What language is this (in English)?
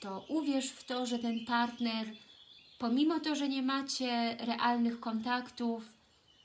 Polish